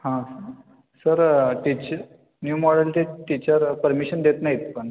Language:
Marathi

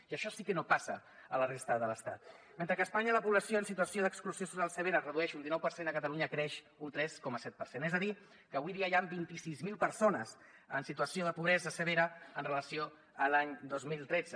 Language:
Catalan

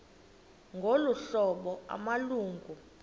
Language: Xhosa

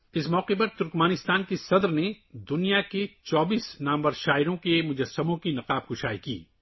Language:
Urdu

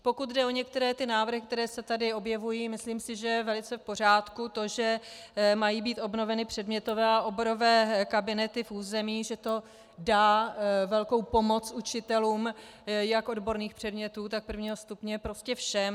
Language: Czech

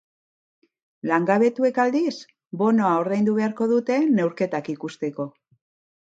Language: Basque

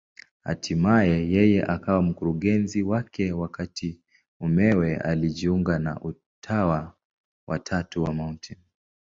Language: Swahili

